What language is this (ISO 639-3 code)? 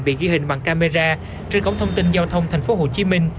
vie